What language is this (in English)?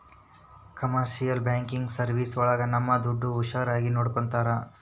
Kannada